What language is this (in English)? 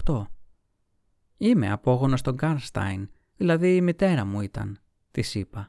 Greek